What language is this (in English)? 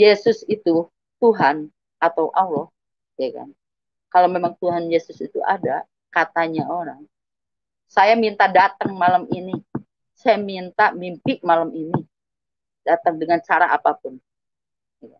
Indonesian